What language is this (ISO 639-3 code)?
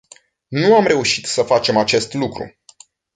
ron